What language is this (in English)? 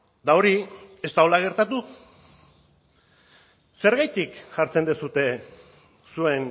Basque